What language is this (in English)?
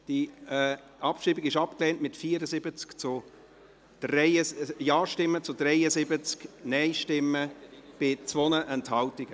Swiss German